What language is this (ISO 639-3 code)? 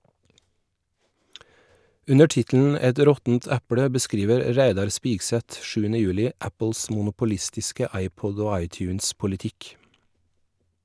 nor